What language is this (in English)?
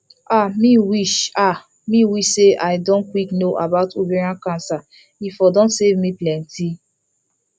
Nigerian Pidgin